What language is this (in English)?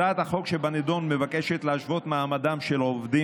Hebrew